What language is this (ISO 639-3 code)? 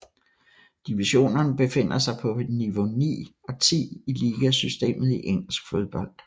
dan